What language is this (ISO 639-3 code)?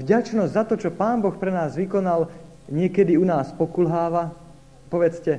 slk